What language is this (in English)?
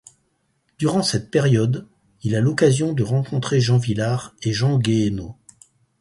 French